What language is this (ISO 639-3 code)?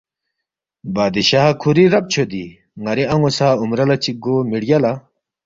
bft